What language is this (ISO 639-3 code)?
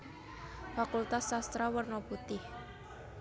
jav